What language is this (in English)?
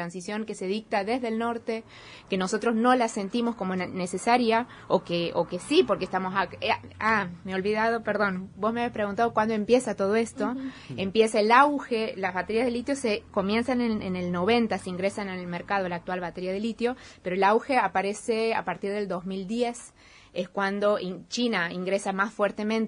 Spanish